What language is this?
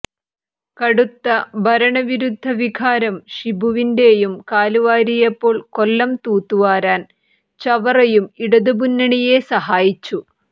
Malayalam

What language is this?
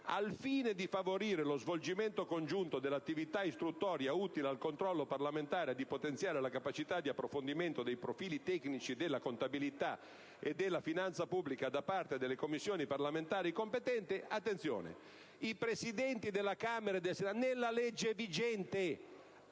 Italian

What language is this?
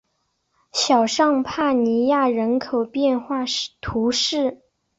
Chinese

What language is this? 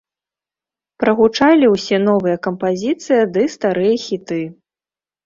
Belarusian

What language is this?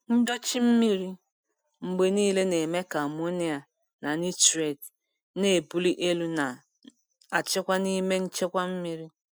Igbo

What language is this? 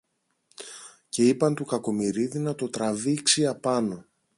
Greek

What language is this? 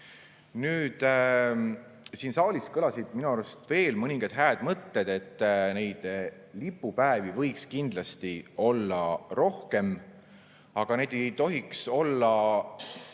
Estonian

